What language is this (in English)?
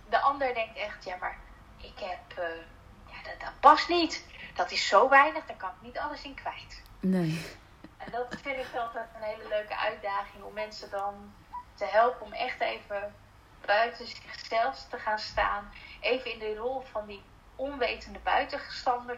Dutch